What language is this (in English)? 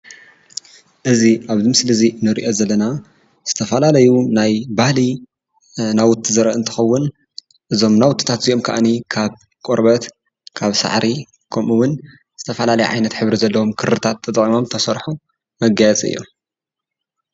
Tigrinya